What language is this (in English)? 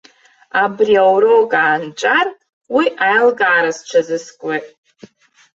Abkhazian